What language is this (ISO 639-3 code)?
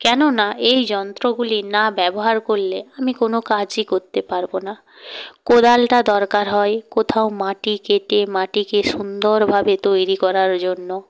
ben